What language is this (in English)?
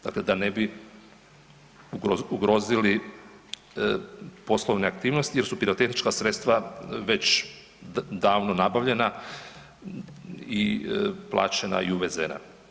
Croatian